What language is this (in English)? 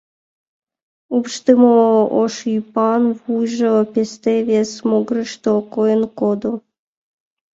Mari